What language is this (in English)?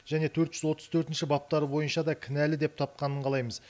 Kazakh